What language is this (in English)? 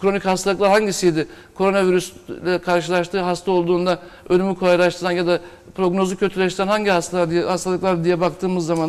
Turkish